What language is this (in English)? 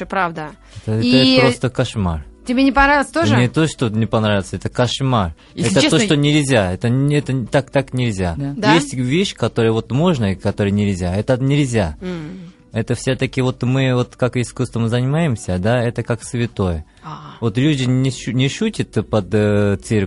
Russian